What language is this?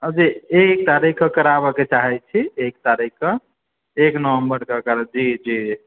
Maithili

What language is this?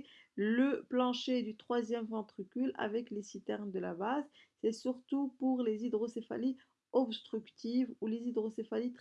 French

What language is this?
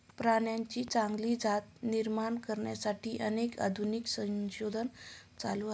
Marathi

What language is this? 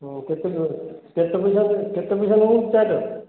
Odia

